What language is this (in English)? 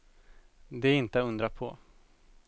Swedish